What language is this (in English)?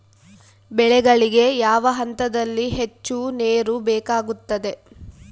Kannada